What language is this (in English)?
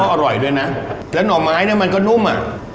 Thai